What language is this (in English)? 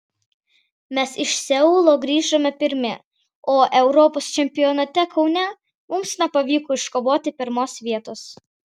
Lithuanian